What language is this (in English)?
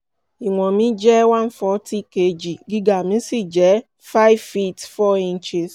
Yoruba